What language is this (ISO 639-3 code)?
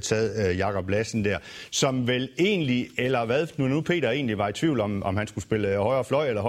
dan